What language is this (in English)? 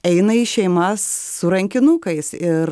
Lithuanian